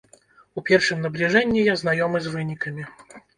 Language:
Belarusian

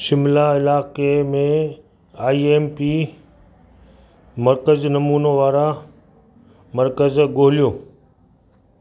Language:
Sindhi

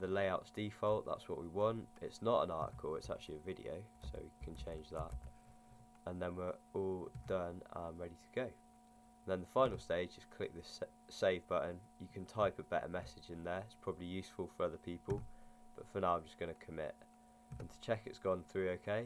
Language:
English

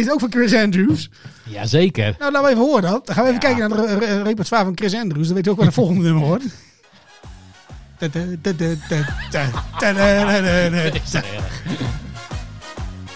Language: Dutch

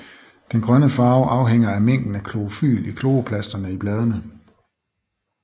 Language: Danish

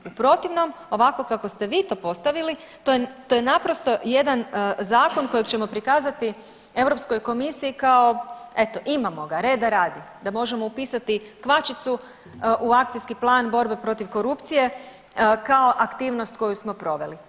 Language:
Croatian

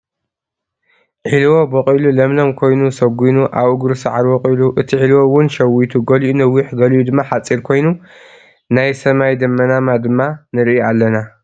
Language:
Tigrinya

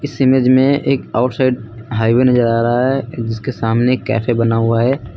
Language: Hindi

